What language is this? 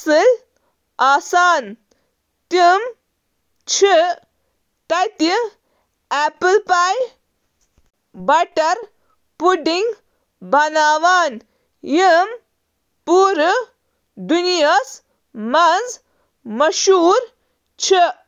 Kashmiri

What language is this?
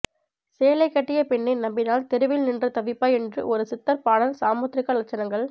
Tamil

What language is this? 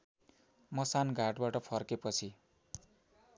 Nepali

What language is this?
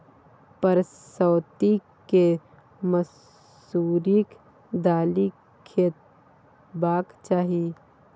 Maithili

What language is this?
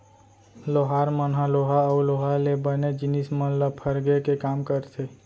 Chhattisgarhi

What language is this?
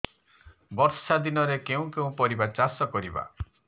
Odia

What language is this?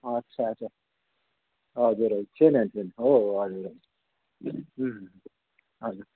Nepali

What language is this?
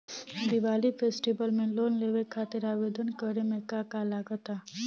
Bhojpuri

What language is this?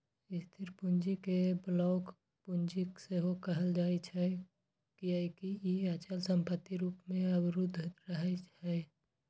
Maithili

